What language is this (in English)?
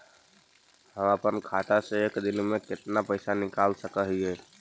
Magahi